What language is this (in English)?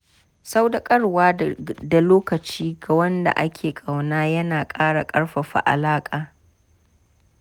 Hausa